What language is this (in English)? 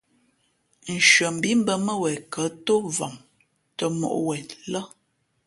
Fe'fe'